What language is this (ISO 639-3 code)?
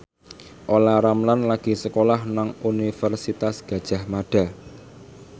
jav